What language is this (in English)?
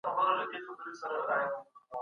Pashto